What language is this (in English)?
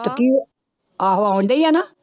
Punjabi